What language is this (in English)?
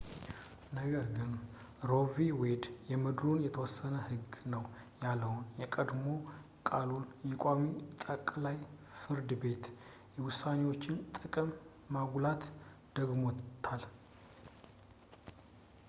Amharic